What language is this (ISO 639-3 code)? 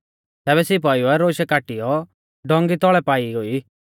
bfz